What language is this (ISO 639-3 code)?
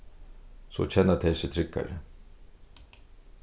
fao